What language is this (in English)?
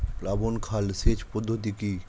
Bangla